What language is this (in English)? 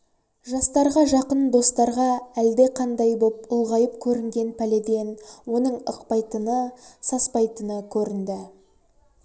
Kazakh